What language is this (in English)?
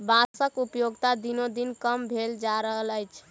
Maithili